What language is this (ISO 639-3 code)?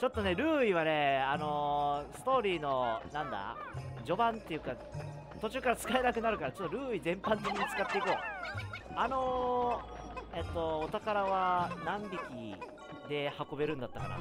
jpn